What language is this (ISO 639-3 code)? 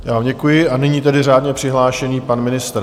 ces